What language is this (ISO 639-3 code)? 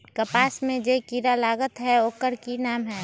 mag